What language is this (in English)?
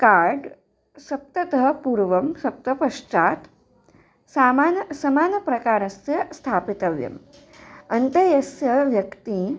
Sanskrit